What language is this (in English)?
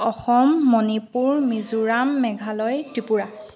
Assamese